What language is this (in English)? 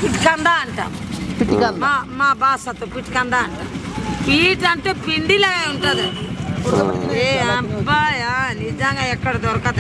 Romanian